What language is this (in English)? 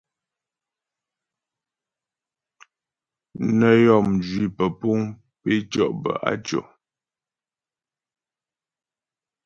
Ghomala